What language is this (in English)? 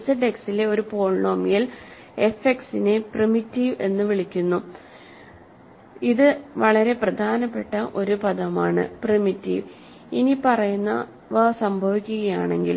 Malayalam